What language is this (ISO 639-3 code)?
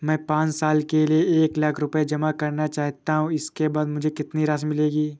hin